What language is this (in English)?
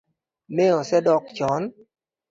Luo (Kenya and Tanzania)